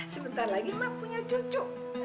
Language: Indonesian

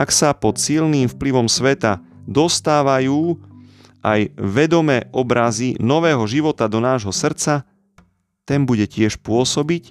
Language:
Slovak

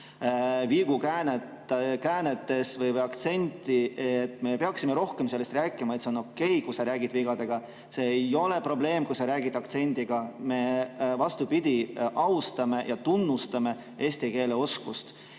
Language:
Estonian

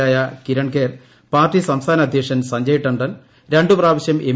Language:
Malayalam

